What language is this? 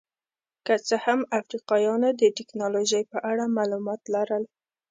Pashto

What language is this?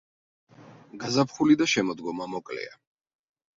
Georgian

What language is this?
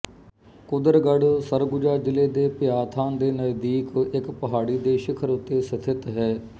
Punjabi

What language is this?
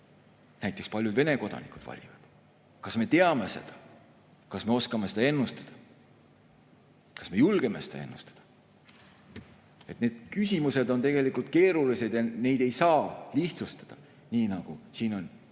Estonian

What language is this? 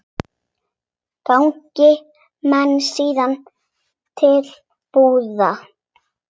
Icelandic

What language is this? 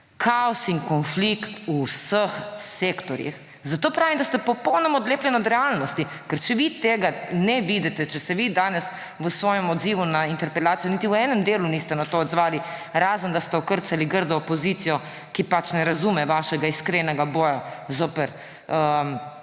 Slovenian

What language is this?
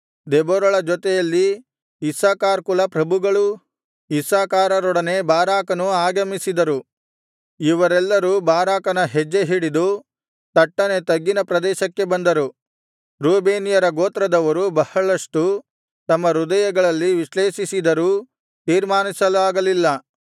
Kannada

